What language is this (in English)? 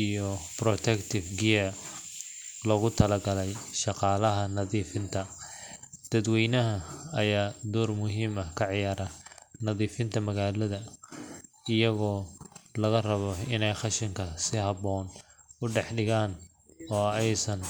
Somali